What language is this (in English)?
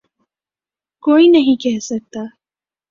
Urdu